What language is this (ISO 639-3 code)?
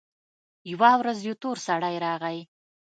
pus